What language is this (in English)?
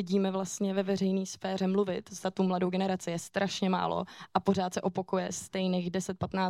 Czech